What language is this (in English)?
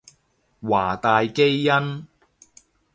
Cantonese